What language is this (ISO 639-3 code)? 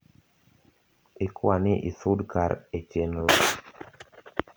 luo